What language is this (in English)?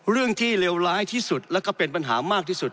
Thai